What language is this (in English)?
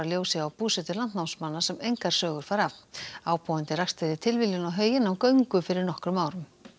Icelandic